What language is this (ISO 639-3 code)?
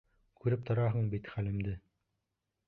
bak